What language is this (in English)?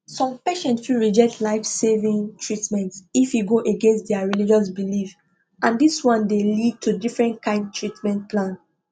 Nigerian Pidgin